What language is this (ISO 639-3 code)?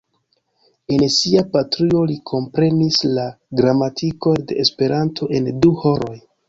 epo